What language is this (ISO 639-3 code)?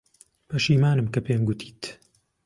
ckb